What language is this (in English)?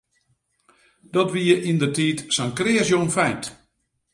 Western Frisian